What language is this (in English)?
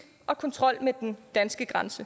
Danish